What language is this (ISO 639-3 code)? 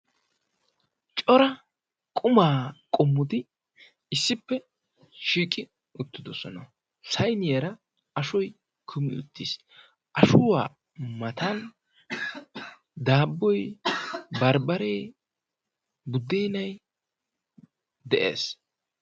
wal